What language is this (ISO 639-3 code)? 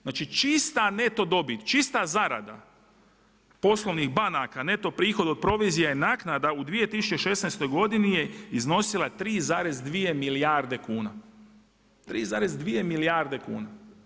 hrv